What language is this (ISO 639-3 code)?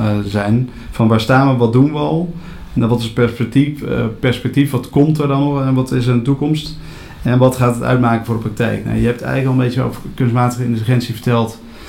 nld